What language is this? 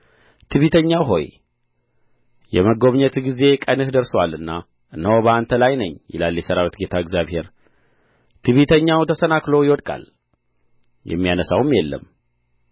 Amharic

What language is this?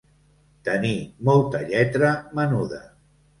Catalan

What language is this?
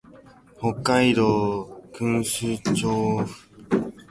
Japanese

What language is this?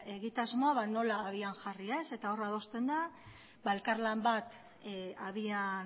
Basque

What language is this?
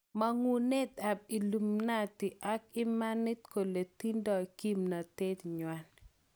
Kalenjin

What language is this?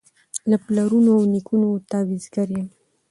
Pashto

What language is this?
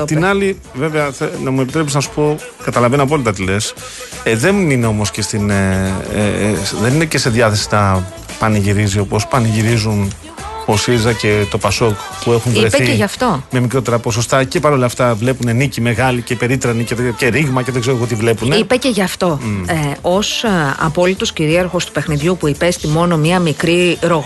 Greek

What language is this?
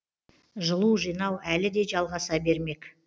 Kazakh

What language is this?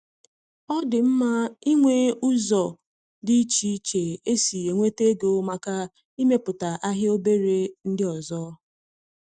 Igbo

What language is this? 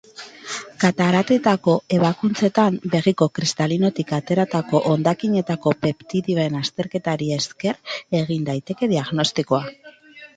Basque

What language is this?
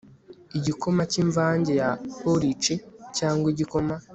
Kinyarwanda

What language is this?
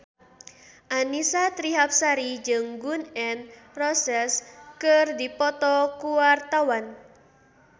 Sundanese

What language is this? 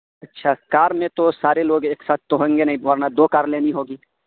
Urdu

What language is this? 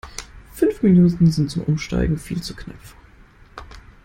German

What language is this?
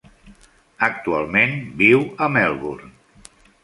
Catalan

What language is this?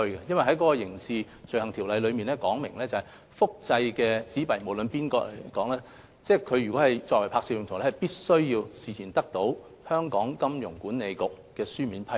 Cantonese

